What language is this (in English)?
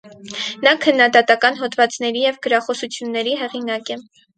Armenian